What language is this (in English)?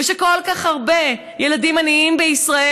Hebrew